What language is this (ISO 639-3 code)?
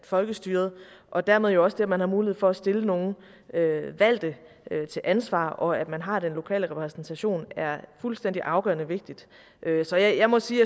dan